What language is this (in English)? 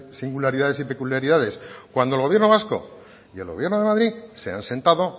Spanish